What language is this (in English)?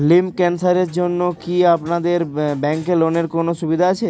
Bangla